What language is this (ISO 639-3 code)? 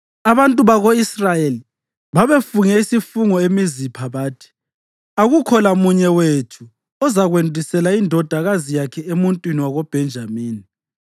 nde